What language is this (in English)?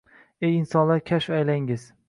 Uzbek